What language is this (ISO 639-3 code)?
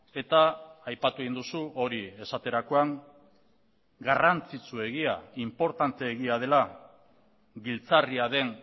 eus